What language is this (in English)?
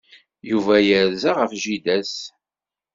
Kabyle